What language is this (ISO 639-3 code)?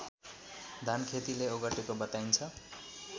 nep